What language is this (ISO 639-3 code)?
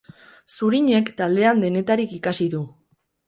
eus